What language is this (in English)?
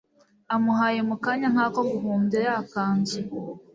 Kinyarwanda